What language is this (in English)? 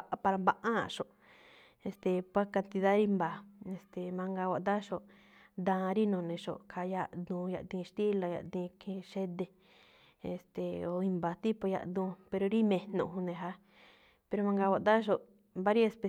Malinaltepec Me'phaa